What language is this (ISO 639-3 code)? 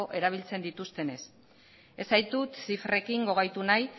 eus